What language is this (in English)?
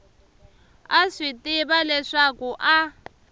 Tsonga